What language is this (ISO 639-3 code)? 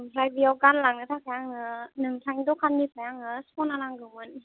brx